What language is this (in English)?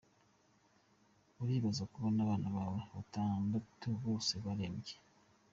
Kinyarwanda